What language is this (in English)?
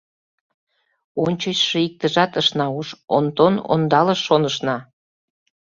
Mari